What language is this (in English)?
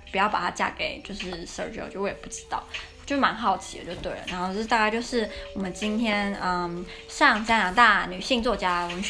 Chinese